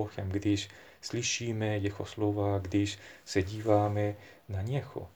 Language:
Czech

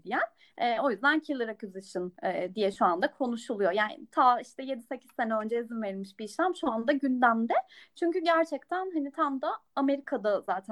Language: Turkish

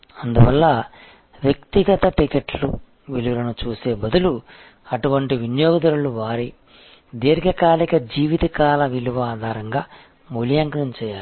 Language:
Telugu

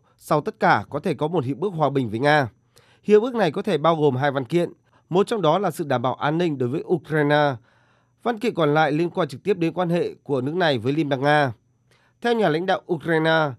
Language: Vietnamese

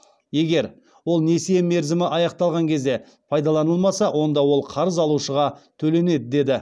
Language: Kazakh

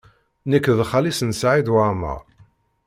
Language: Kabyle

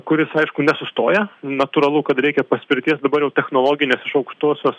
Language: Lithuanian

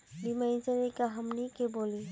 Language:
Magahi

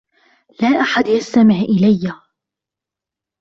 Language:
Arabic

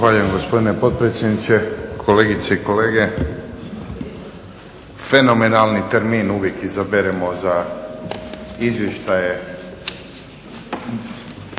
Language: Croatian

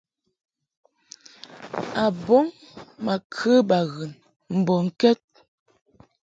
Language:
Mungaka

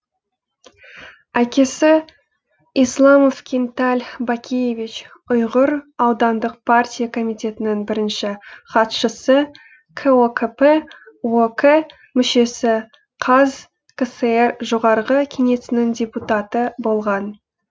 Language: Kazakh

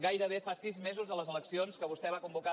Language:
Catalan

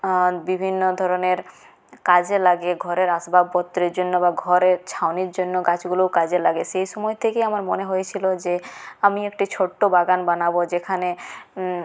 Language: Bangla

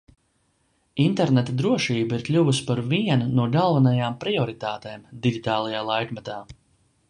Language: Latvian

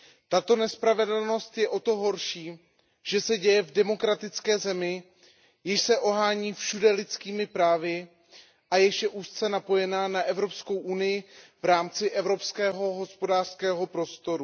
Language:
Czech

